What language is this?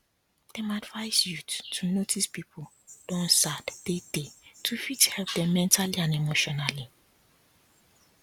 Nigerian Pidgin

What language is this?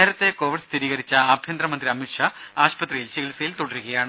Malayalam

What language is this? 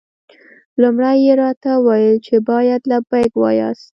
Pashto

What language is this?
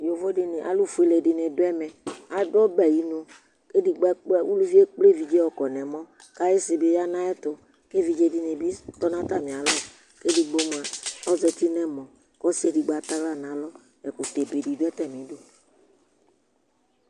Ikposo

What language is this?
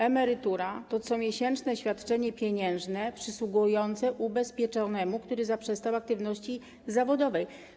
Polish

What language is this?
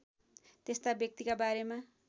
Nepali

